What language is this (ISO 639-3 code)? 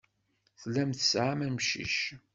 kab